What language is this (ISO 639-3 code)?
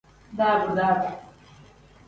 kdh